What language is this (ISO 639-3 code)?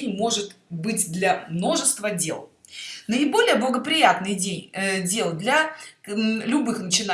rus